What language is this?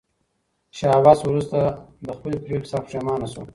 Pashto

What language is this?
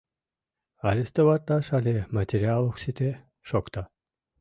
Mari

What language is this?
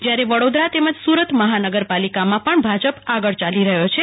Gujarati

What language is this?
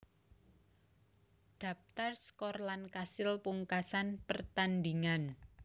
Javanese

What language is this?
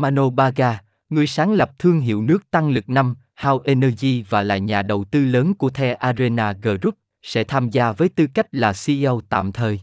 Vietnamese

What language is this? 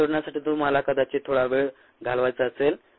Marathi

